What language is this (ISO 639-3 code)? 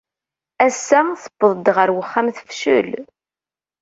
kab